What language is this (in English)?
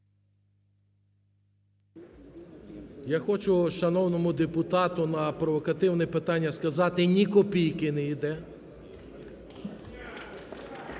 Ukrainian